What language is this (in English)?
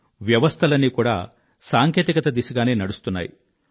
Telugu